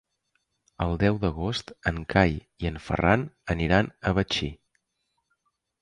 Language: Catalan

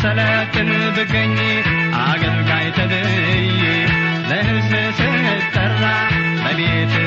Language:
Amharic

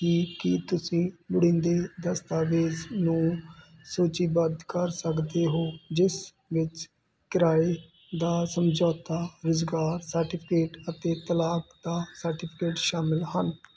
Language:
Punjabi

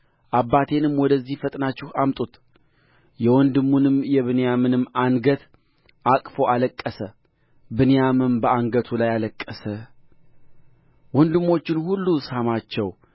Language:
Amharic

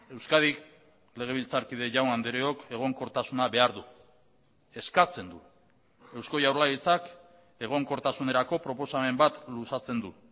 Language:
Basque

